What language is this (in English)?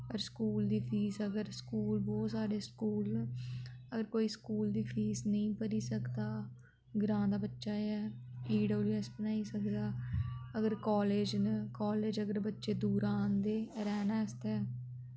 Dogri